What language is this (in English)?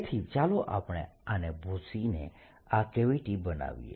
Gujarati